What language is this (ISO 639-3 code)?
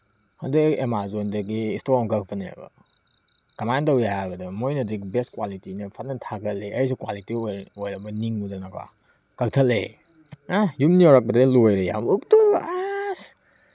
mni